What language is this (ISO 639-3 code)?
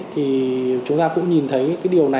vie